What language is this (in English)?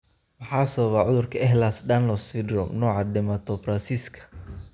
Somali